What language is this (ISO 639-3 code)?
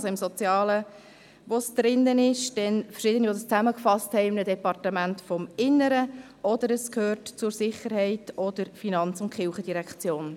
gsw